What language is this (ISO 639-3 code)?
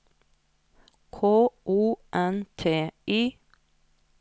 nor